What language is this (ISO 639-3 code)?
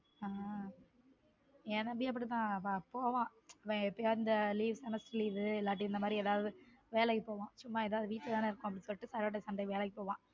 tam